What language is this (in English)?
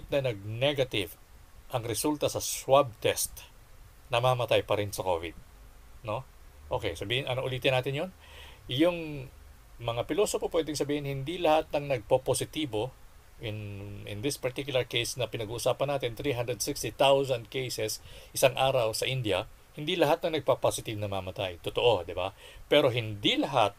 Filipino